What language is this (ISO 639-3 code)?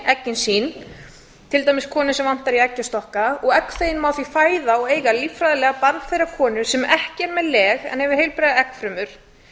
isl